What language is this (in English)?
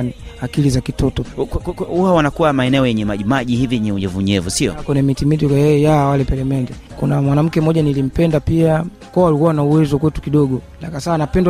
Swahili